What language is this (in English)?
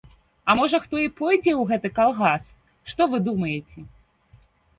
Belarusian